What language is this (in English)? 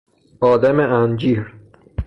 Persian